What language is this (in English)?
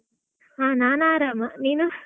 Kannada